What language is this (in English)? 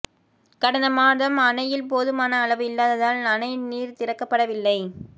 Tamil